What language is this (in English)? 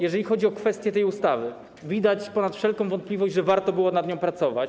Polish